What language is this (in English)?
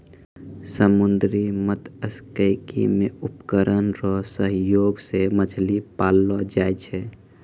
Maithili